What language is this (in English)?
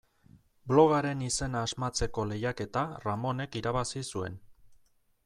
Basque